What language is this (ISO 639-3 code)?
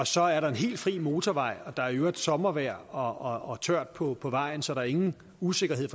dan